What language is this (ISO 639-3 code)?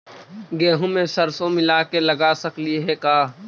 mag